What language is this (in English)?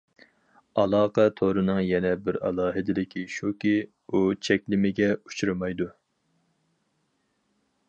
Uyghur